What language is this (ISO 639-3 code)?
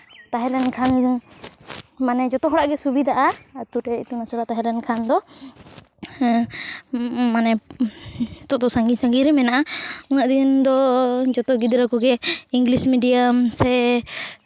sat